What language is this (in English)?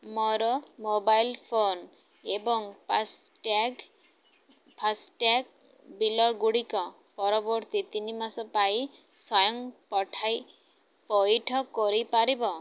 Odia